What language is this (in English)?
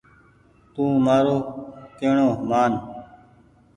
Goaria